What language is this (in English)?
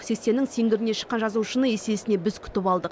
Kazakh